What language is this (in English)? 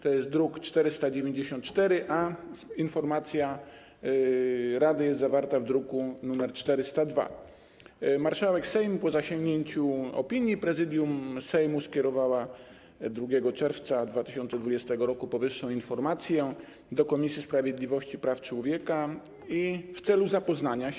Polish